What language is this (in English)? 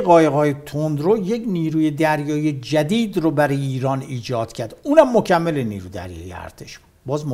Persian